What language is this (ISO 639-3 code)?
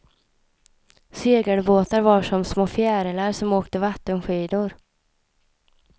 swe